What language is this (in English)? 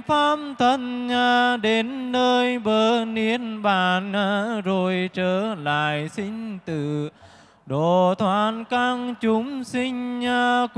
Vietnamese